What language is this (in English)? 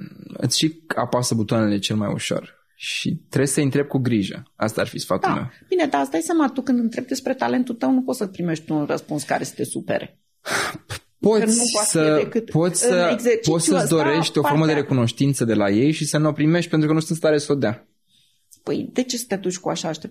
Romanian